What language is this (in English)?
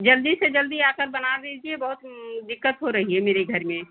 Hindi